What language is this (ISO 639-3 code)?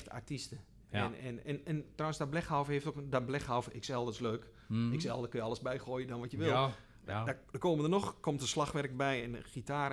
nld